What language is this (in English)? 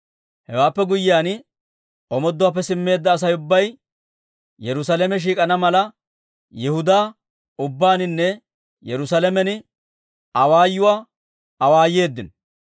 Dawro